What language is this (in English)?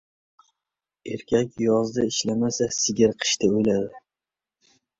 Uzbek